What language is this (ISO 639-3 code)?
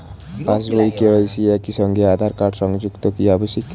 ben